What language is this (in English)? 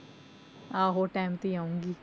Punjabi